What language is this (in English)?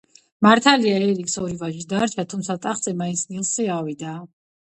Georgian